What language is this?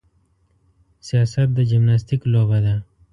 Pashto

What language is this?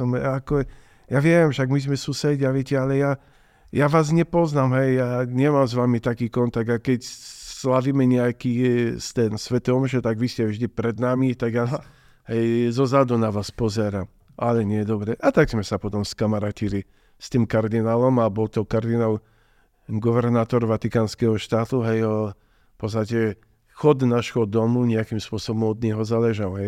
Slovak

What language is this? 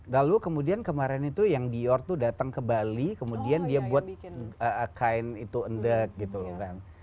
Indonesian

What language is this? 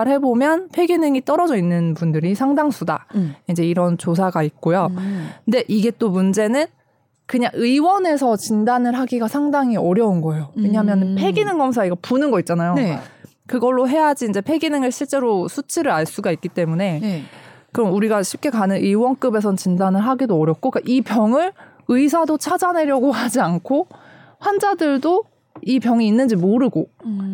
Korean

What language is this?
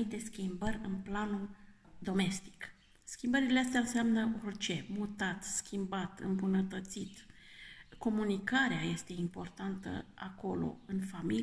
Romanian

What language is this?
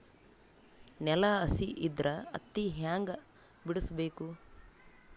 Kannada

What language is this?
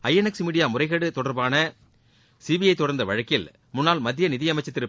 Tamil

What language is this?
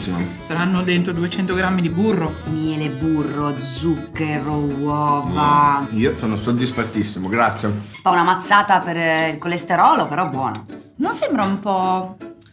Italian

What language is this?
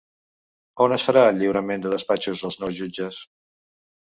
Catalan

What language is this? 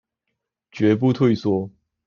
Chinese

